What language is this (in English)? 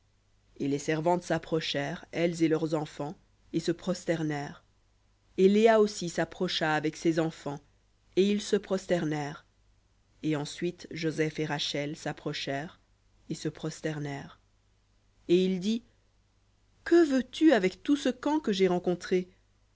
French